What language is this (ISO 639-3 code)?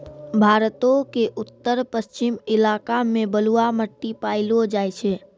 mai